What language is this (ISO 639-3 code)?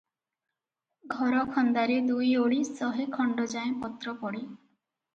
ori